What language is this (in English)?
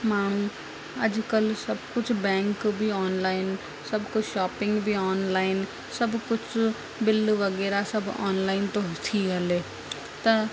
Sindhi